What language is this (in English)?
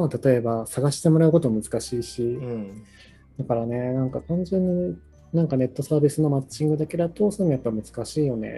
Japanese